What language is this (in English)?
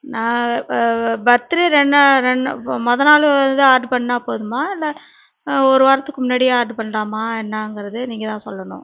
Tamil